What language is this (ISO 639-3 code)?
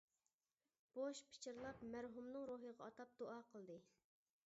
uig